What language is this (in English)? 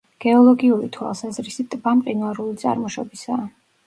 Georgian